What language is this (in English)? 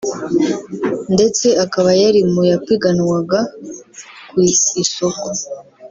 Kinyarwanda